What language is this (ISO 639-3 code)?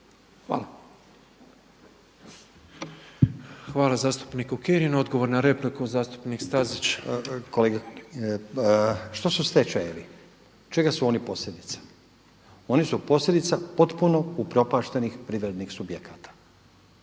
hrv